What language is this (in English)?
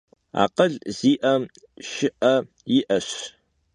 Kabardian